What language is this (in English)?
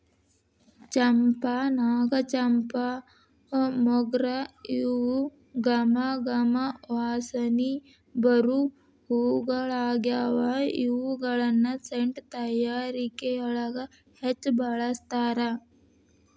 Kannada